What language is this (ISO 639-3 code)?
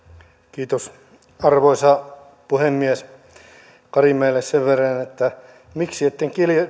fin